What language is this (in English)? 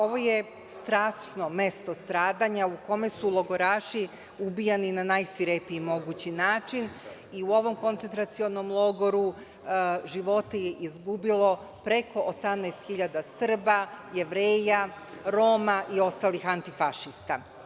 Serbian